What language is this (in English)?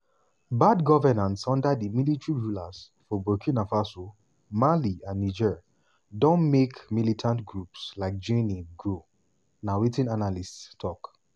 Nigerian Pidgin